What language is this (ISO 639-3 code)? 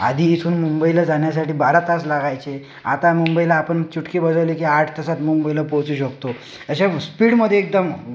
mar